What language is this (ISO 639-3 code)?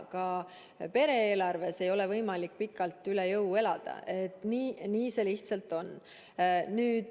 est